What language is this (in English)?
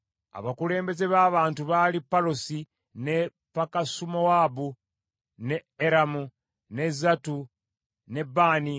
Ganda